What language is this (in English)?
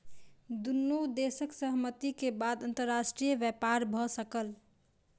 Maithili